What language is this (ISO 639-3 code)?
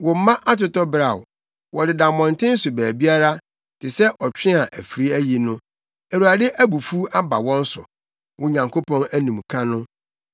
aka